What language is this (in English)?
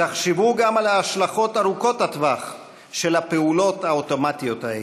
Hebrew